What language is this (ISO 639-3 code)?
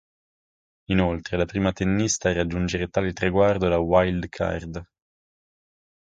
ita